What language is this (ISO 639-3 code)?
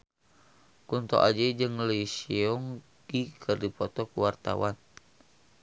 sun